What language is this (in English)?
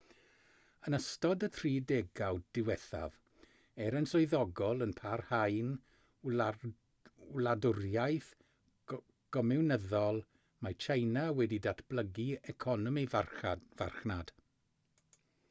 Welsh